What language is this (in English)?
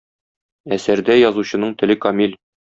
Tatar